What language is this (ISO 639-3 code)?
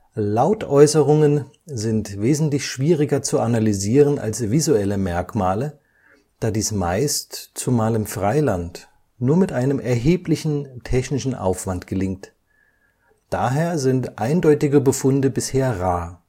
deu